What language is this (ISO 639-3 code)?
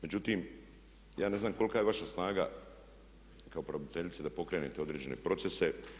hrv